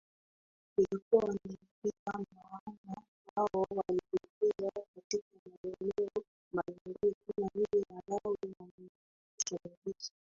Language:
Swahili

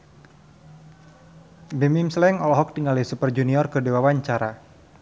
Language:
Sundanese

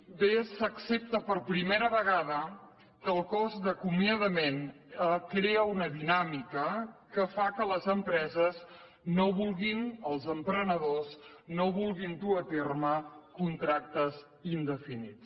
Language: Catalan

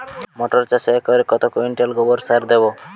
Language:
Bangla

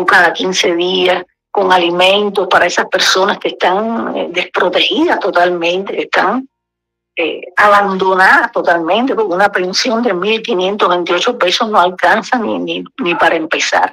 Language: Spanish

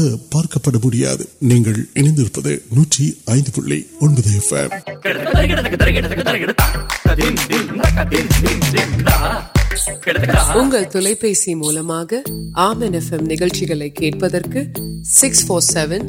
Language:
Urdu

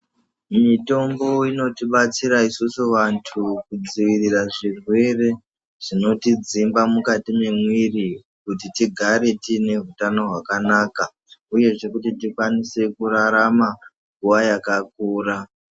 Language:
Ndau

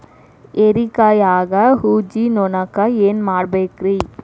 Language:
Kannada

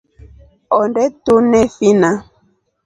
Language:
Rombo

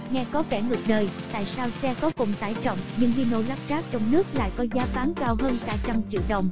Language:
Vietnamese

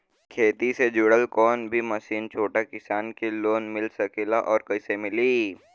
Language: Bhojpuri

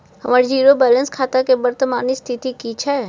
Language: Maithili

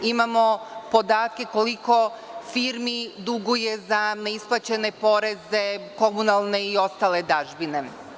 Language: Serbian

